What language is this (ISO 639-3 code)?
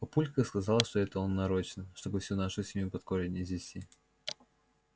rus